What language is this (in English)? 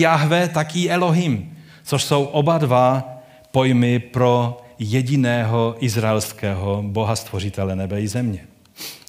Czech